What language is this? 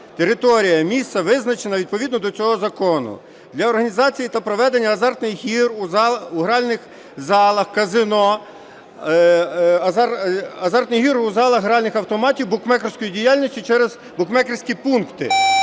Ukrainian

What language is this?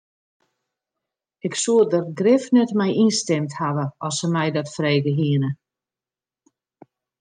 Western Frisian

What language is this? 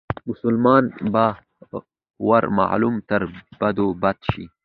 Pashto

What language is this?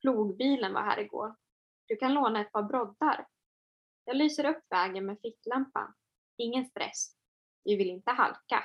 Swedish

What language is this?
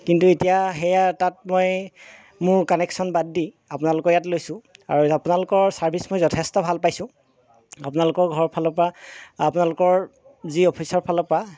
Assamese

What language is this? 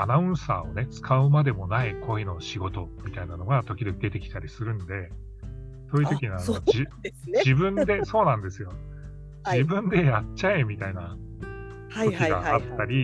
Japanese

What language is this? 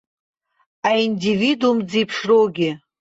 Abkhazian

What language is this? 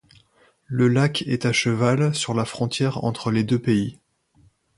French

